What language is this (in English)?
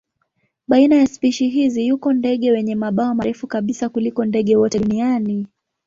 Swahili